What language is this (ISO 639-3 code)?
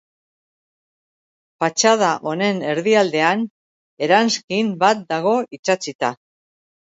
eus